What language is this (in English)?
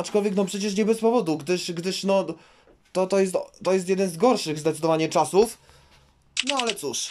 Polish